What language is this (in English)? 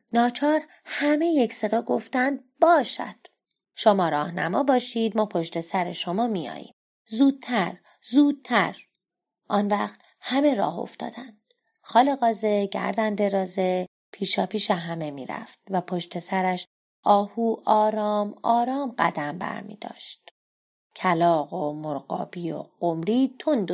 Persian